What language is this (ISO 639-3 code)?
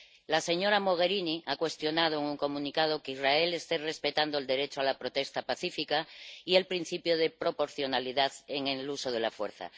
spa